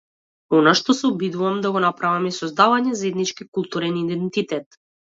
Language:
Macedonian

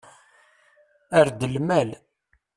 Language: Kabyle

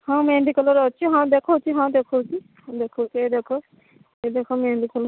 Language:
Odia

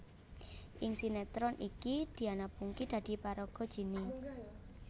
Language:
Javanese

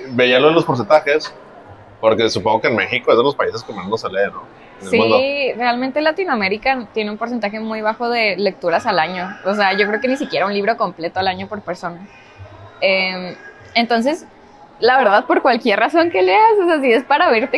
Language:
Spanish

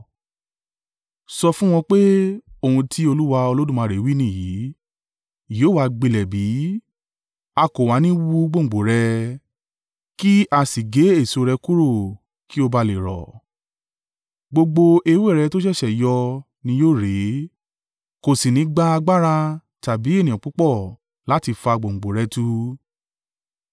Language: Yoruba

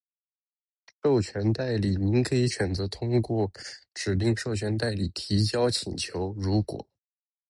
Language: Chinese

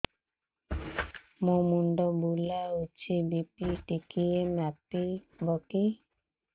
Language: Odia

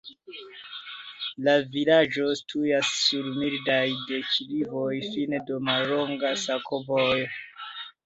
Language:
Esperanto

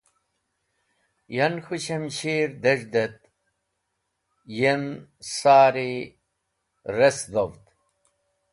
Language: Wakhi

